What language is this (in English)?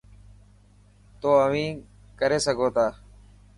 Dhatki